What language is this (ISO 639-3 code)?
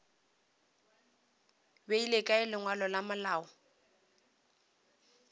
nso